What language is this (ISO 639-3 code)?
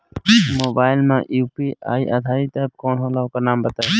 bho